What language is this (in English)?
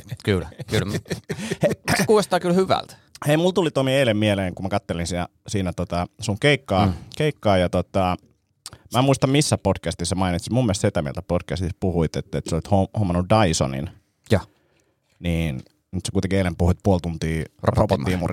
Finnish